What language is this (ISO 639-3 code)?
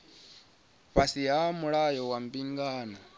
ven